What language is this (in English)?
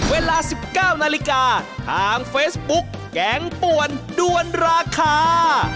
Thai